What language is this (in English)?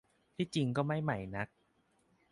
Thai